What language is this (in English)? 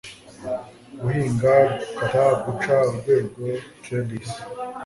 Kinyarwanda